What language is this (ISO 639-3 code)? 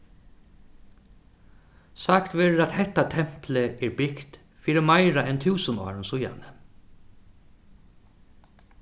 fao